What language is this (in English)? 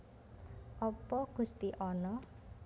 Javanese